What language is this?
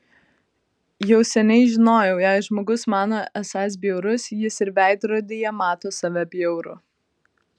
Lithuanian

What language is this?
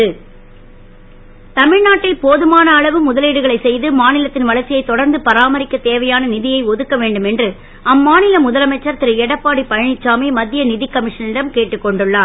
Tamil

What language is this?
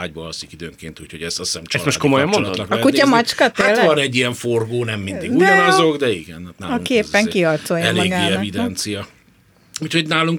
Hungarian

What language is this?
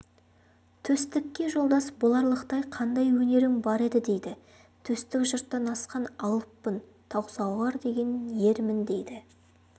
Kazakh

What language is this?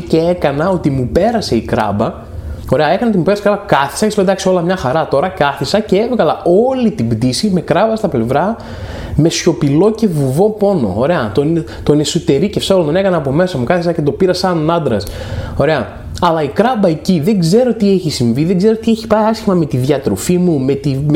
Greek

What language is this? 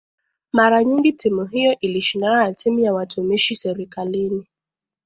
Swahili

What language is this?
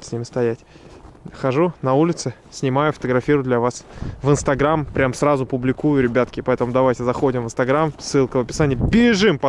Russian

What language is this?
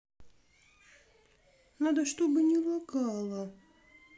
Russian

